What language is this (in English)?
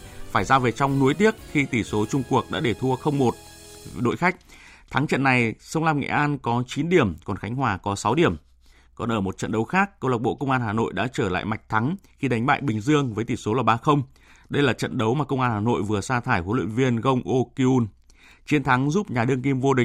Vietnamese